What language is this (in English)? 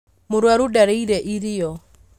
Kikuyu